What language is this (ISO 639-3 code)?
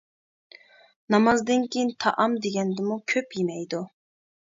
uig